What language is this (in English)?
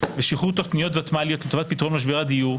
Hebrew